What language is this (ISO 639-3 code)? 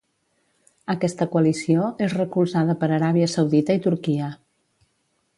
cat